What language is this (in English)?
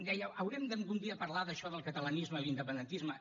Catalan